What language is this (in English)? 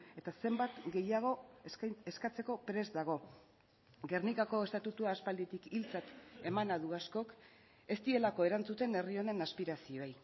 Basque